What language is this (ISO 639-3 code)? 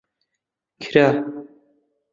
ckb